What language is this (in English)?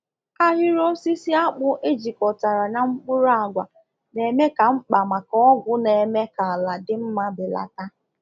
Igbo